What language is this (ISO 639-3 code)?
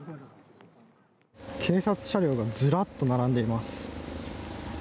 jpn